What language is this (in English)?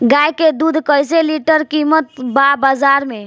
Bhojpuri